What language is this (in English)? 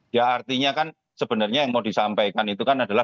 Indonesian